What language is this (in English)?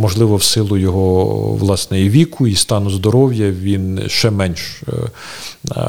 Ukrainian